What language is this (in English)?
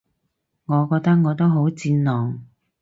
Cantonese